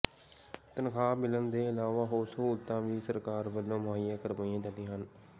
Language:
Punjabi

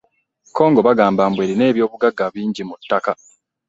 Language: Ganda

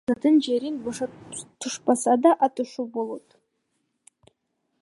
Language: Kyrgyz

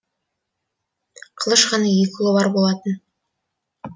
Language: Kazakh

